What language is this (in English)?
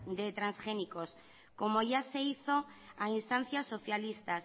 Spanish